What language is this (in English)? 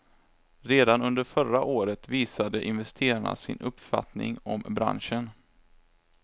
Swedish